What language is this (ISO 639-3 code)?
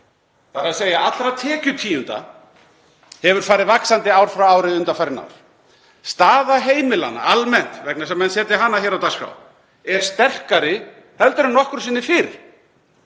isl